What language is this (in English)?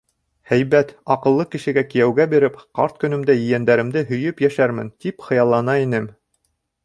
Bashkir